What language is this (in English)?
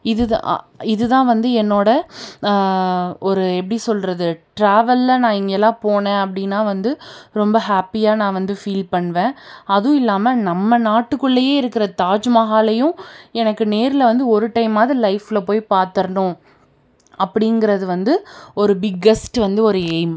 Tamil